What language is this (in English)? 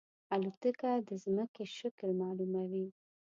Pashto